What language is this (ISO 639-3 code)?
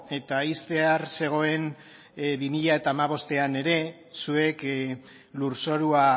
eus